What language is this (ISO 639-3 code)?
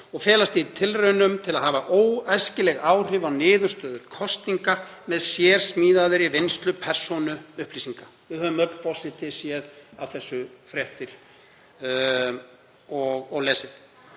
isl